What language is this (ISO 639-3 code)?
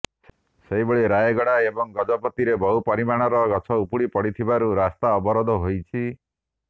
ori